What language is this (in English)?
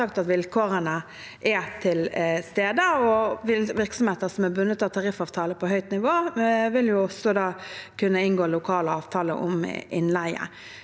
Norwegian